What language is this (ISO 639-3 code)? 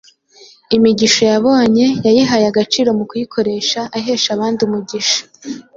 kin